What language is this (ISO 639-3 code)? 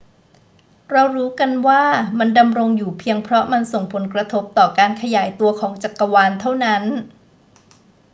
tha